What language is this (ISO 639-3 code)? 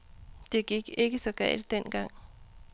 dan